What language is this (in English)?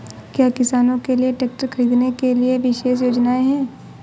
Hindi